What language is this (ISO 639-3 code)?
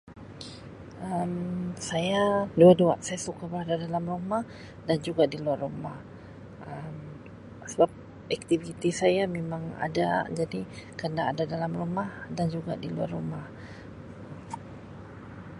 msi